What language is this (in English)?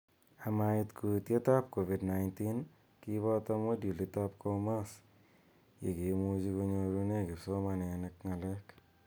Kalenjin